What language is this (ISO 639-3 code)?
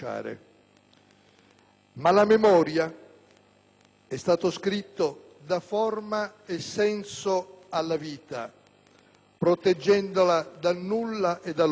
ita